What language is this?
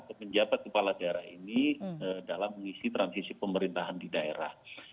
Indonesian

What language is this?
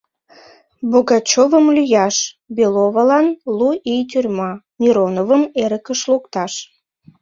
Mari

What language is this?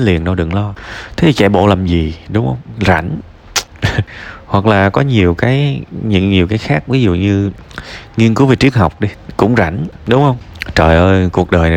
Vietnamese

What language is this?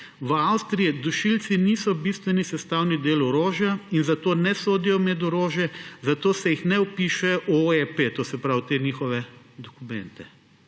Slovenian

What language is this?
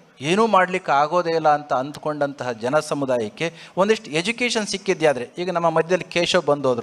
Kannada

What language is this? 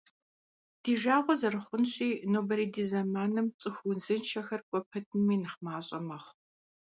Kabardian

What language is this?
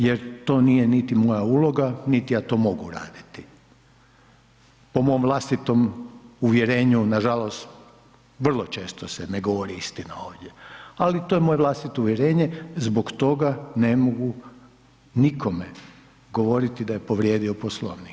Croatian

